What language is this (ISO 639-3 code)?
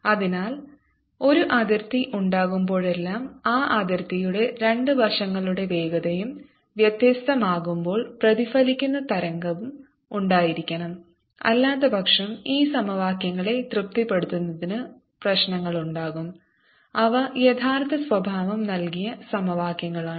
mal